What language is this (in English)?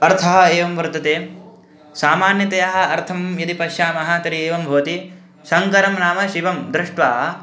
Sanskrit